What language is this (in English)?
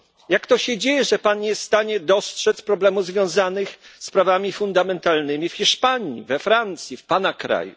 Polish